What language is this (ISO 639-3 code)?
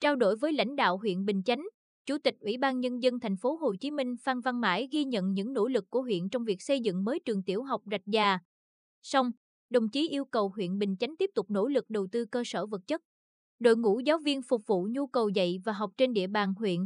vie